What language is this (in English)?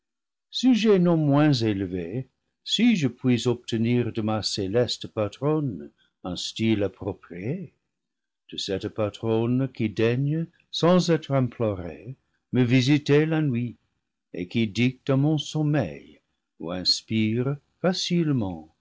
French